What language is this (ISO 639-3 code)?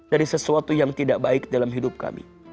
ind